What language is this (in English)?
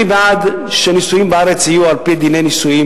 Hebrew